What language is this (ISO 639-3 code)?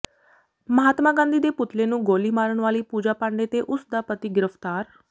pan